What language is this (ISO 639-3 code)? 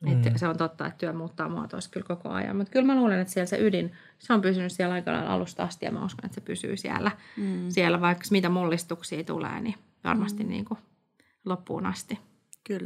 fin